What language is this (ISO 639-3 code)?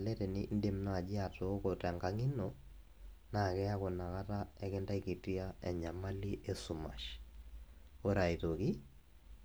mas